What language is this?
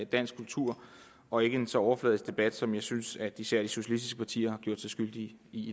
Danish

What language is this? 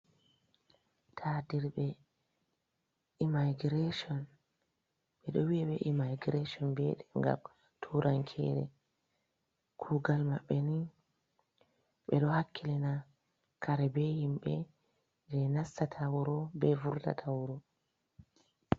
Fula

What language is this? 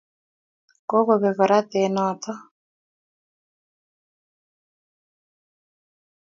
Kalenjin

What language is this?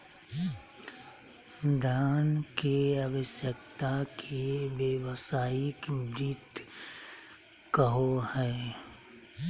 Magahi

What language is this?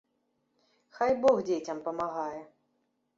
Belarusian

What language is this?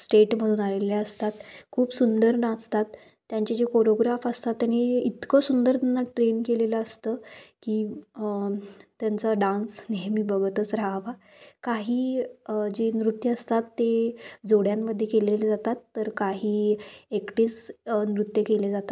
Marathi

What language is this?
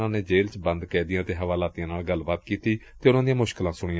Punjabi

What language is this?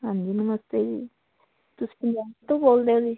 Punjabi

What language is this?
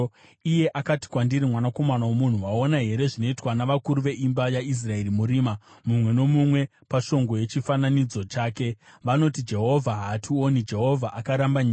Shona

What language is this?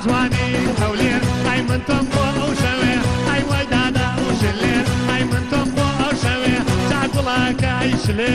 Arabic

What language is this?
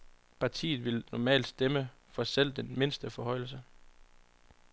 Danish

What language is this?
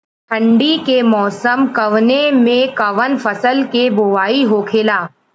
Bhojpuri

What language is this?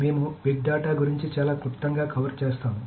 Telugu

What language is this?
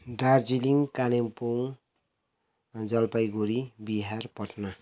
Nepali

